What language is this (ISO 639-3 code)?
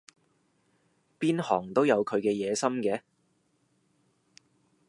yue